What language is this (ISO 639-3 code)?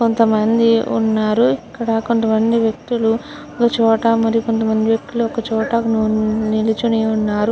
tel